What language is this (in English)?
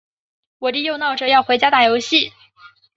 Chinese